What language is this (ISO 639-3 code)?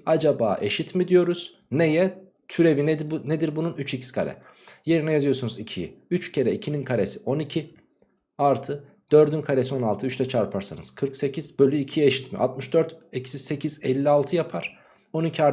tur